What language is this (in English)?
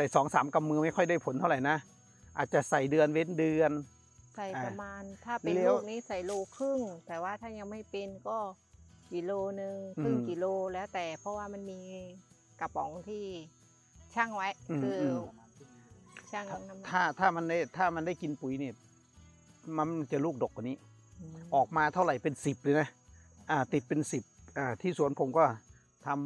Thai